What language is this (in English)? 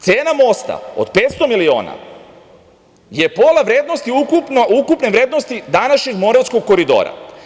Serbian